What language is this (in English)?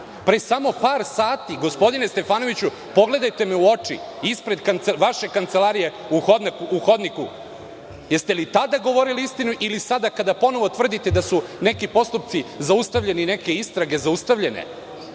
Serbian